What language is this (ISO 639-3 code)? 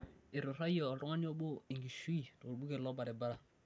mas